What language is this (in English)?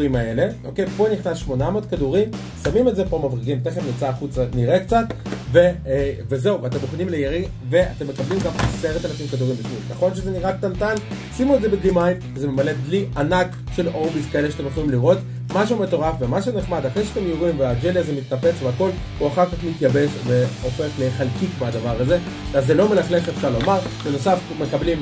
Hebrew